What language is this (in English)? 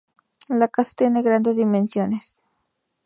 Spanish